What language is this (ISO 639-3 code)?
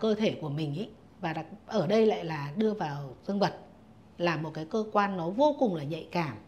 vie